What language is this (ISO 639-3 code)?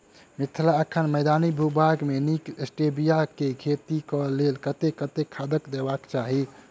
mai